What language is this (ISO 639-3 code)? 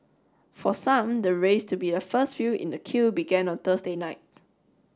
eng